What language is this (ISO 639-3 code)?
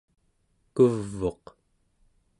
esu